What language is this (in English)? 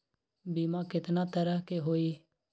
Magahi